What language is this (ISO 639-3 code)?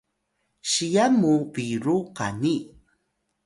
tay